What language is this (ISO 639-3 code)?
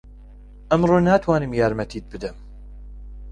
ckb